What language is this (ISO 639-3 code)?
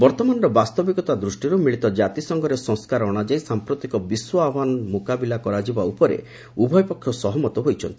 ori